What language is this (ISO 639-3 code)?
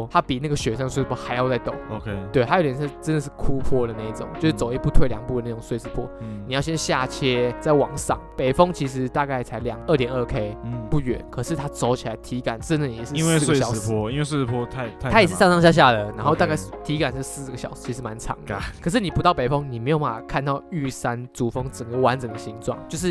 zho